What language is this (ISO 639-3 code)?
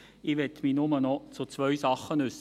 gsw